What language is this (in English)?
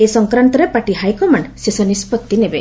Odia